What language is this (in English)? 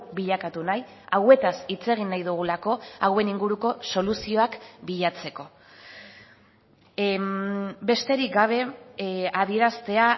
Basque